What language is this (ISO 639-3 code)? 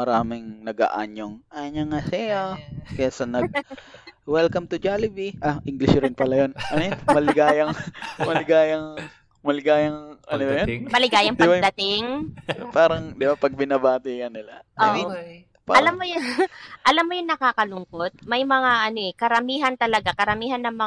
fil